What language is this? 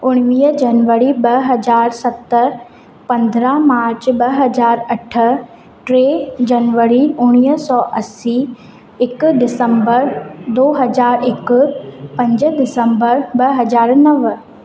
Sindhi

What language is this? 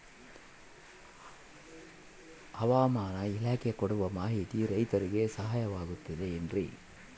Kannada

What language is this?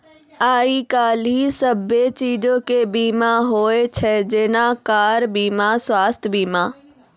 Maithili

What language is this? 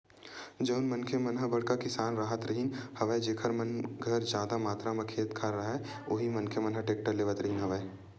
Chhattisgarhi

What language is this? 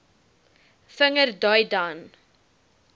Afrikaans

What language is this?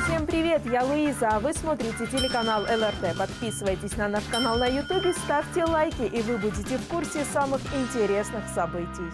Russian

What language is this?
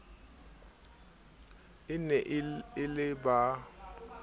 Southern Sotho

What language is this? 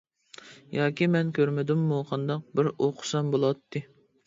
Uyghur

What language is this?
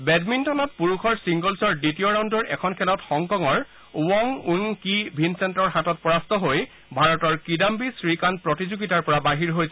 Assamese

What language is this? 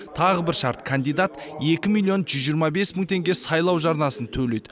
Kazakh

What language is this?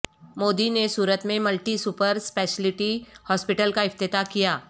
Urdu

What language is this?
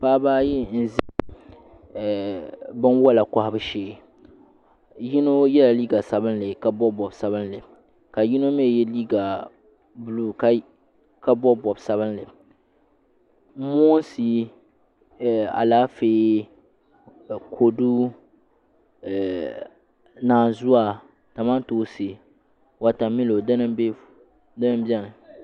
Dagbani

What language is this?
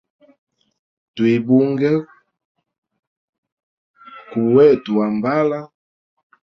Hemba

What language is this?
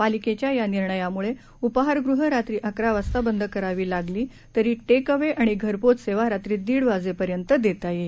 Marathi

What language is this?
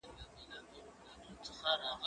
Pashto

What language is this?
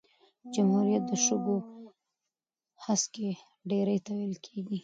Pashto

